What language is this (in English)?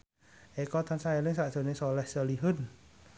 Javanese